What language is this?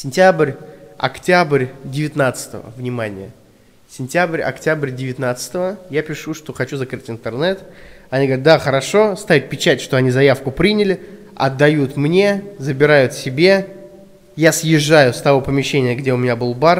Russian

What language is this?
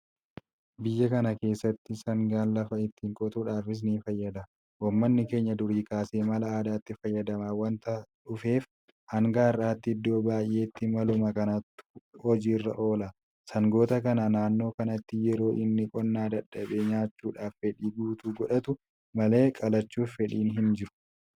Oromo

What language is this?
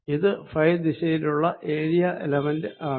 Malayalam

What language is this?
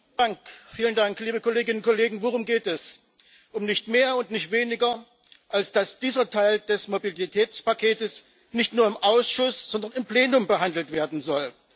German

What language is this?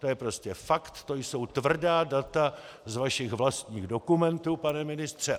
Czech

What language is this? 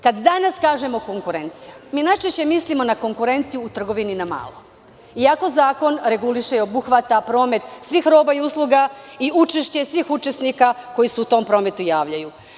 Serbian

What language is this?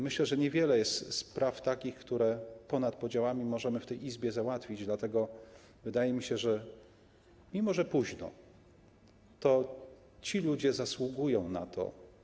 Polish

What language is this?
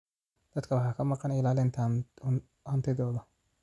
Somali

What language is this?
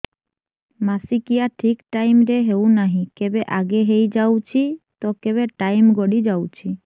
Odia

